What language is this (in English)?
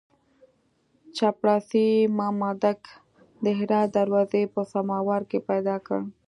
Pashto